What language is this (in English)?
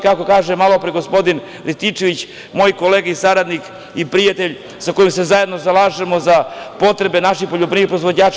Serbian